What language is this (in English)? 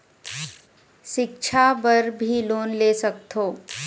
Chhattisgarhi